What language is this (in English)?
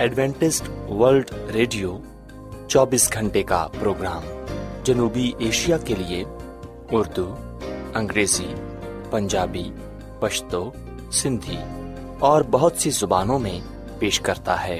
Urdu